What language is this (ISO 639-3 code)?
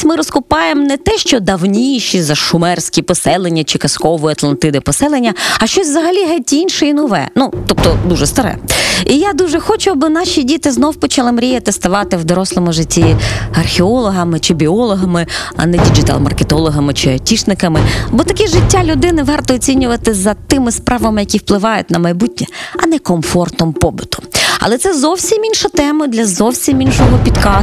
ukr